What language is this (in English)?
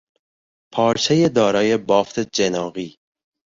Persian